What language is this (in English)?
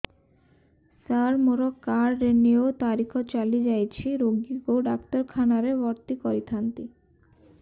Odia